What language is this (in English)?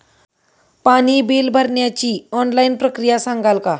Marathi